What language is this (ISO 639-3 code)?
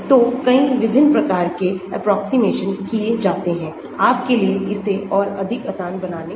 hin